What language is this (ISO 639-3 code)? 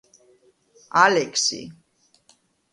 kat